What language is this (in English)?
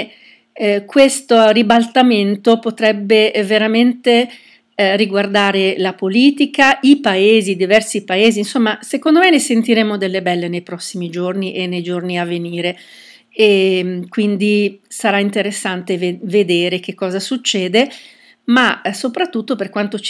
Italian